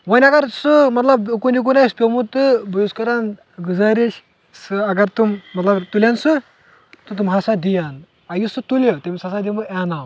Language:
Kashmiri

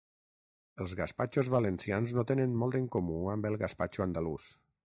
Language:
Catalan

